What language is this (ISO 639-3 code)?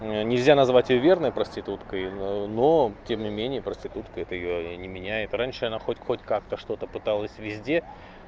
rus